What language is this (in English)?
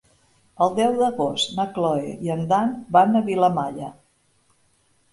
Catalan